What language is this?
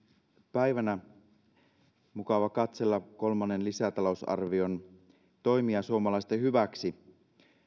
Finnish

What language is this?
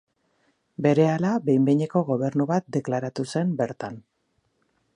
Basque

